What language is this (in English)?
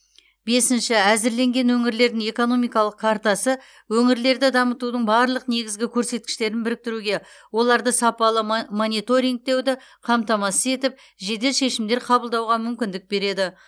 Kazakh